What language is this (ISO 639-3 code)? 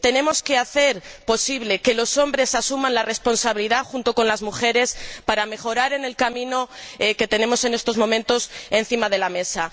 spa